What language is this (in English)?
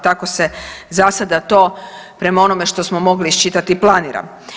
Croatian